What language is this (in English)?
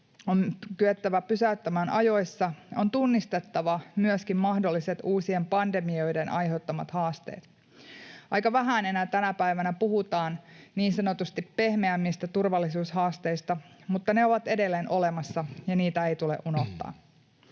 Finnish